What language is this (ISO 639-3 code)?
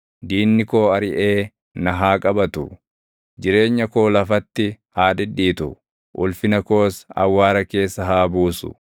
orm